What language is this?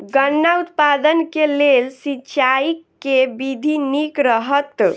Maithili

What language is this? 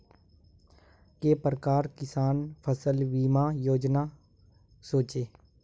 Magahi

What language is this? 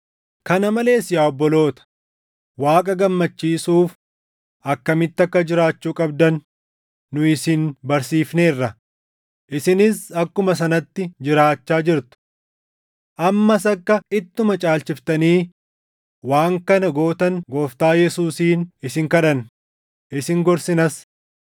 Oromo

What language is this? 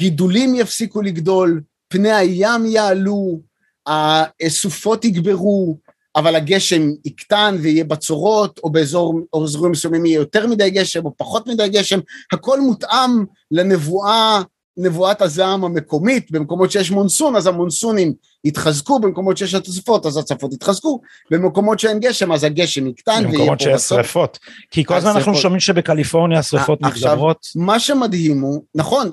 Hebrew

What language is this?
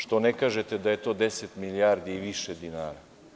Serbian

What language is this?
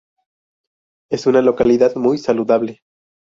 Spanish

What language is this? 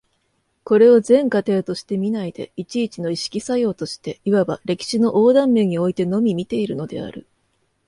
Japanese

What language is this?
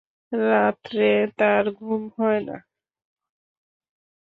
Bangla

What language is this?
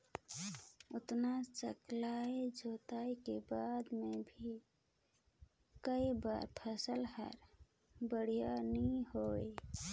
Chhattisgarhi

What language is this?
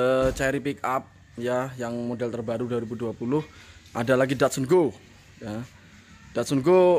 Indonesian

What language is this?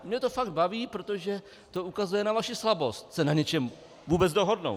Czech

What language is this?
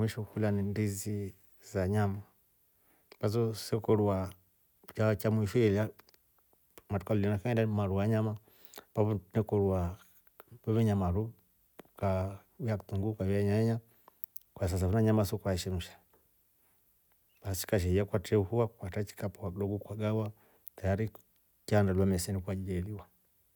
Rombo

